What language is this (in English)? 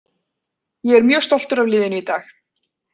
Icelandic